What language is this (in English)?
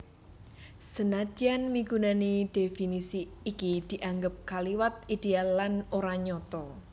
Javanese